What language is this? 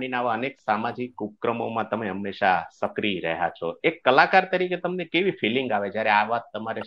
Gujarati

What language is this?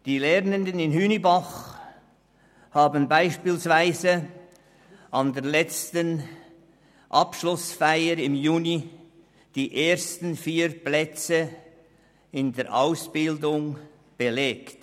Swiss German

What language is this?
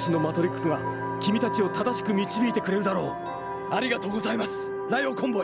Japanese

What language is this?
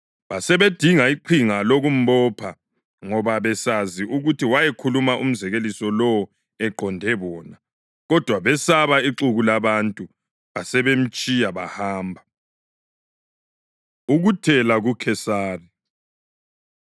North Ndebele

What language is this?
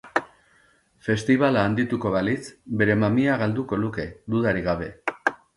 Basque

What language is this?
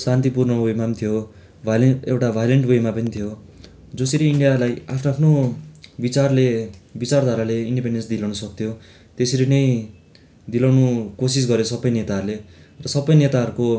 Nepali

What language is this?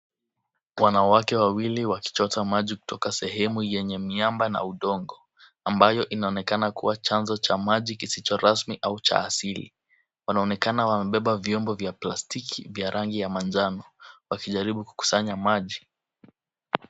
Swahili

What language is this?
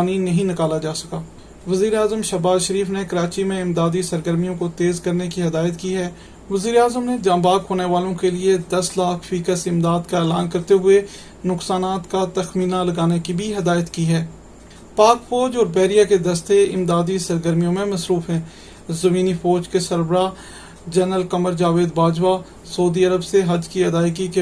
Urdu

